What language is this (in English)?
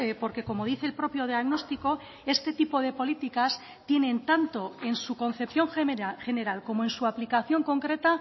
Spanish